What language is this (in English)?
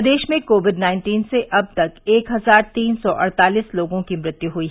Hindi